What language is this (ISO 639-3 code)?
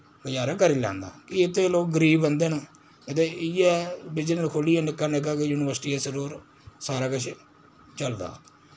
doi